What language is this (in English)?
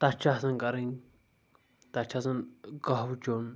Kashmiri